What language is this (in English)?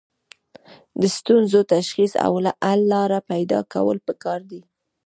Pashto